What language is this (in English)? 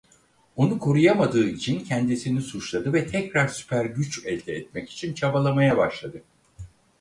Turkish